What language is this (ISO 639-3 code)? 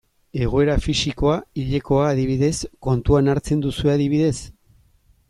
eus